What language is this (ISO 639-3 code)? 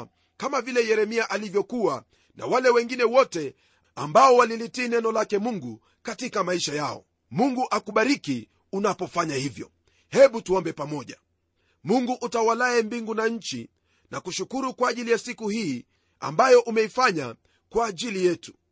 swa